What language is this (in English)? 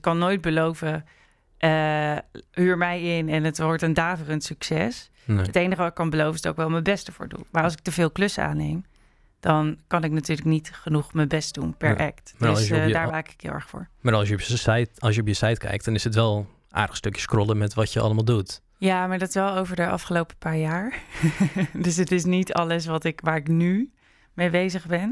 Dutch